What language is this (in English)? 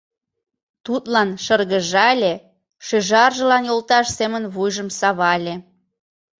Mari